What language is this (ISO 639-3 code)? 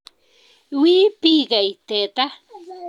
kln